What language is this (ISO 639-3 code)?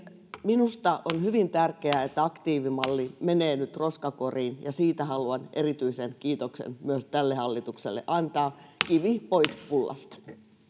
fin